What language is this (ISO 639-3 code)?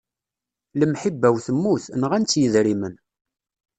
kab